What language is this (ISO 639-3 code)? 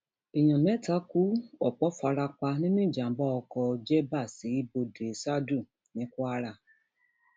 yor